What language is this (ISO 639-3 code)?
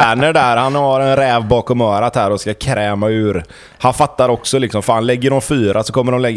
swe